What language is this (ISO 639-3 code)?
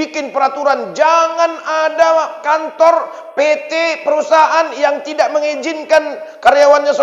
ind